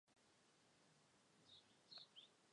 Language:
Chinese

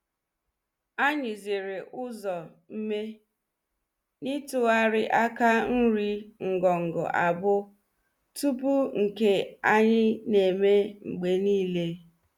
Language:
Igbo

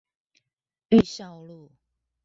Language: Chinese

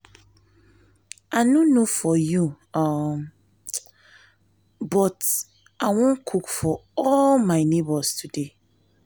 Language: Nigerian Pidgin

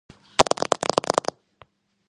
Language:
Georgian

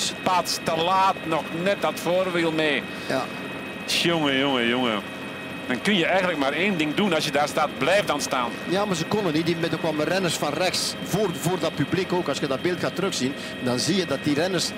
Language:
Dutch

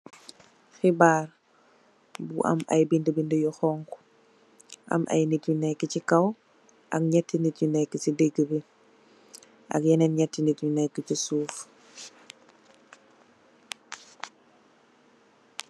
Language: Wolof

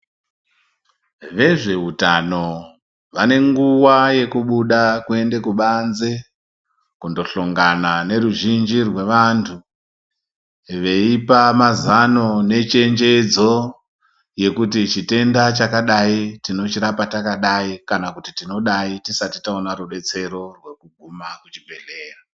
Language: Ndau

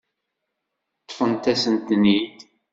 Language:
Kabyle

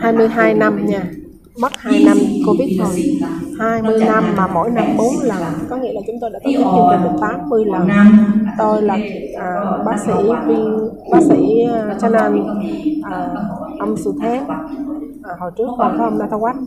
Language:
Vietnamese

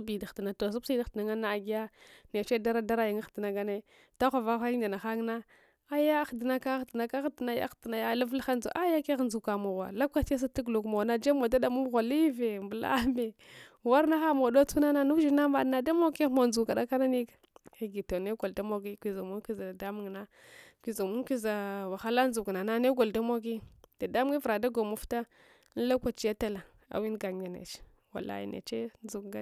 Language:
Hwana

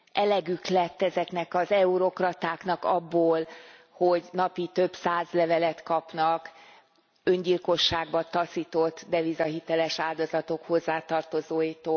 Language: Hungarian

